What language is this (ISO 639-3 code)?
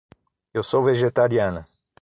por